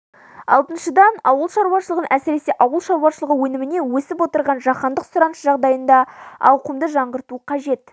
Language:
Kazakh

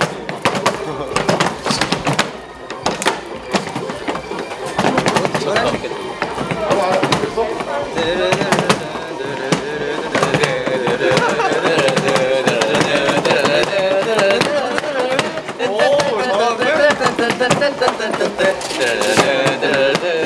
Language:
Korean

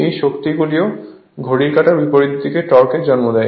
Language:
Bangla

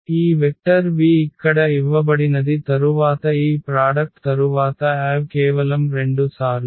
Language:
Telugu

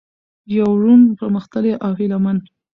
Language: Pashto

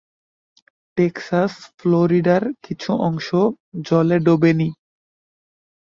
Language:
Bangla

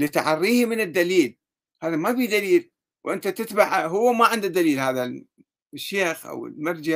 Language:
Arabic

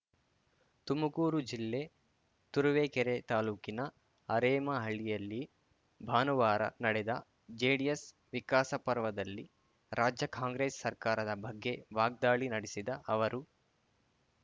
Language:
Kannada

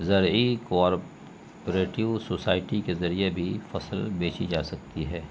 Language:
Urdu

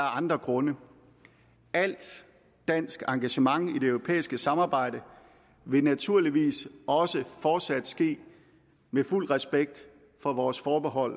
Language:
Danish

